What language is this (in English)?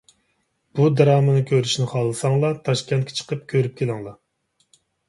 Uyghur